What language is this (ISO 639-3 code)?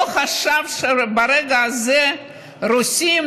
heb